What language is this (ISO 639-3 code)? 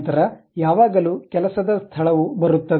kan